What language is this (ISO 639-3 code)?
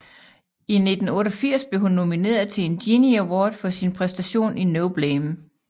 dan